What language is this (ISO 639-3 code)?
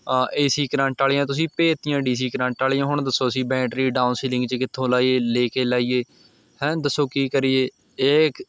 pan